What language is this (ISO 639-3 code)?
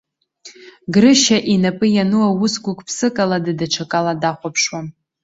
abk